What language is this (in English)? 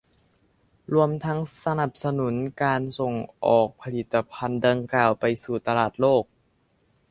Thai